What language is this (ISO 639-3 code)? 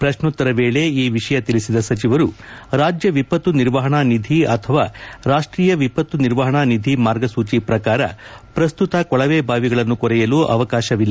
kan